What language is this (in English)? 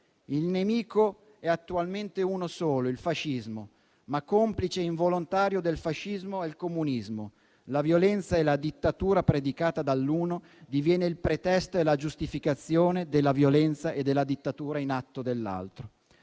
Italian